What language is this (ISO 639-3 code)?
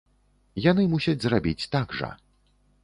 bel